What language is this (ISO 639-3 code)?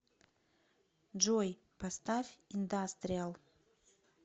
rus